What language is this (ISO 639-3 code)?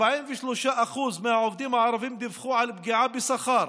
heb